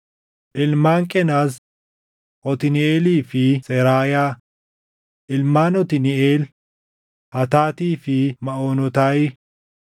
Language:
Oromo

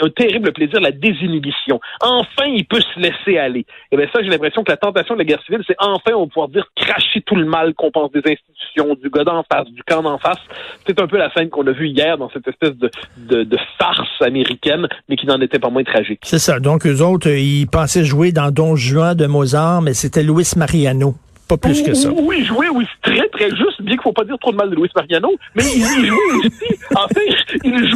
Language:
French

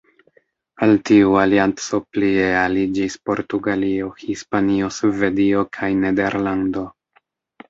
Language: Esperanto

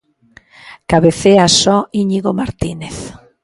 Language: Galician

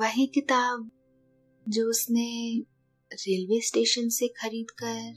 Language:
Hindi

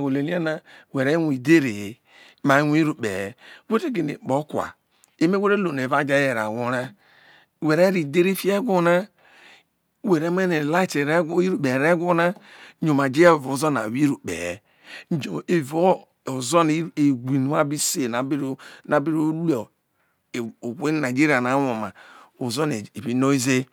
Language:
Isoko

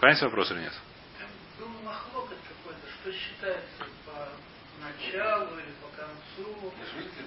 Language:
Russian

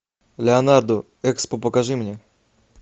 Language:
Russian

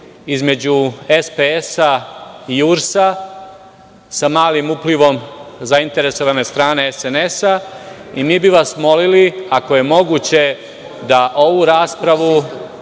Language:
Serbian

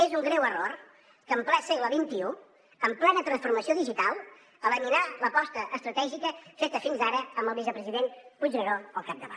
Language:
Catalan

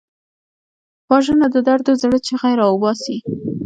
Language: Pashto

